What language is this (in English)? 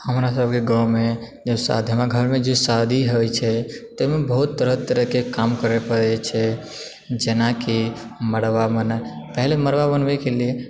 Maithili